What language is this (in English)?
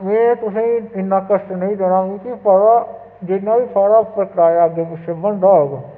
Dogri